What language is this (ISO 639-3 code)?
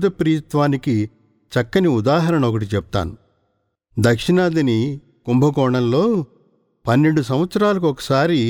tel